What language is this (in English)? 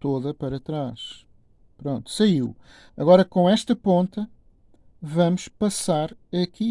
Portuguese